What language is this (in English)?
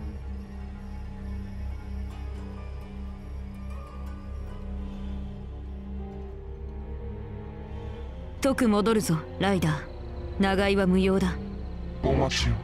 Japanese